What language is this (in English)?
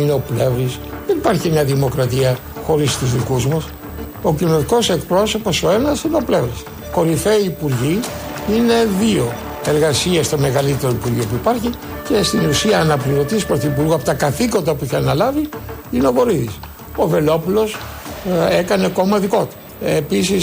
Greek